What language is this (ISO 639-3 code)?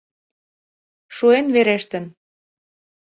chm